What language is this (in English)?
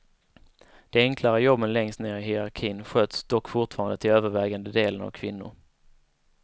Swedish